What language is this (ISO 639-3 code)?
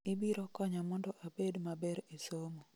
luo